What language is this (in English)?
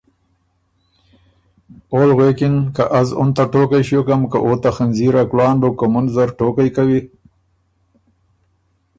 Ormuri